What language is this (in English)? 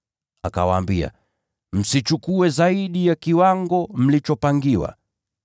Swahili